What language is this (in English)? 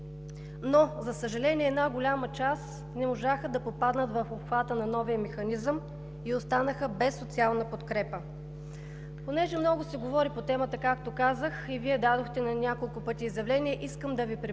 Bulgarian